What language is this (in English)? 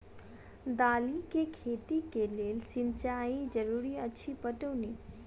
Maithili